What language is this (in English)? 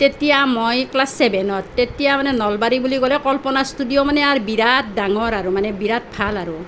Assamese